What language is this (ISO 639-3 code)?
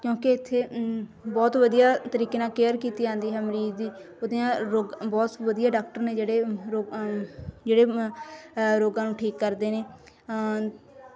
pan